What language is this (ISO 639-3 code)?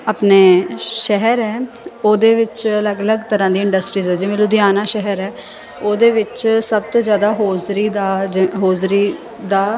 pan